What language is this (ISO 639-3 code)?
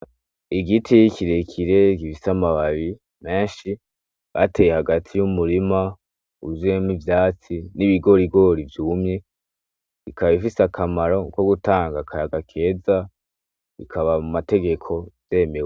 run